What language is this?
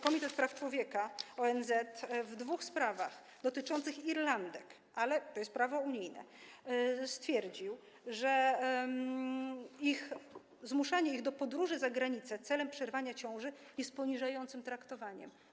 Polish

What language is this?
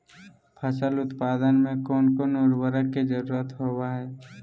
Magahi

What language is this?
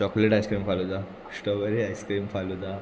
Konkani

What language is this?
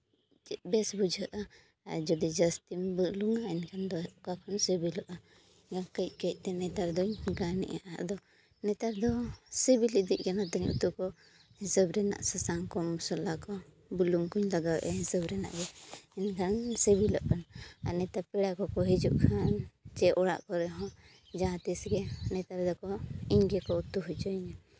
Santali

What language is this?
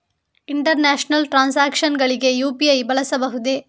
Kannada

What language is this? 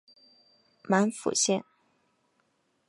Chinese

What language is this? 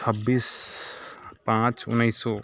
Maithili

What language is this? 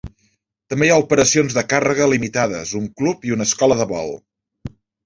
Catalan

